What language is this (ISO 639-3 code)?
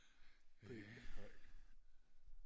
dan